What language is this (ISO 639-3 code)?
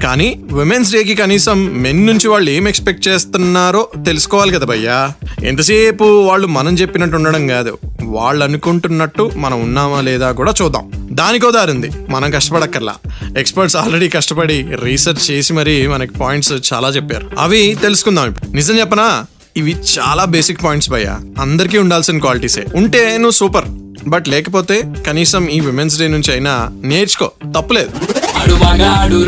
tel